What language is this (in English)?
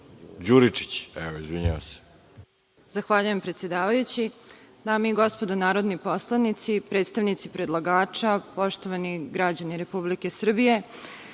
Serbian